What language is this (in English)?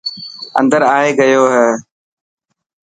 Dhatki